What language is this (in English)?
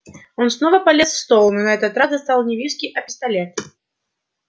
Russian